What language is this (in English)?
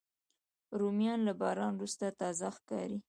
Pashto